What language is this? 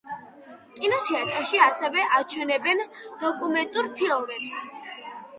Georgian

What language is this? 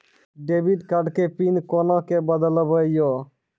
Maithili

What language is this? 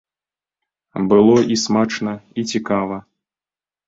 Belarusian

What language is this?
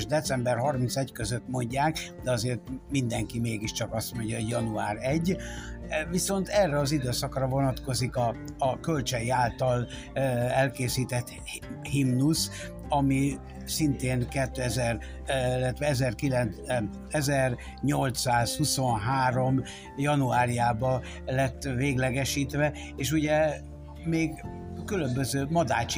Hungarian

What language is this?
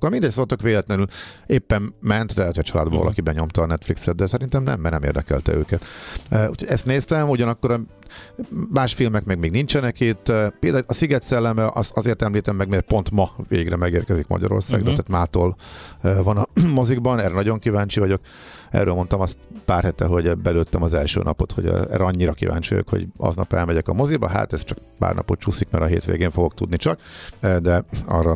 Hungarian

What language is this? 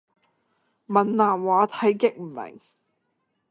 Cantonese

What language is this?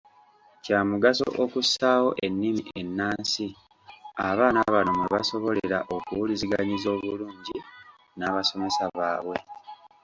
Ganda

